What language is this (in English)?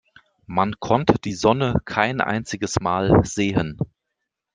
German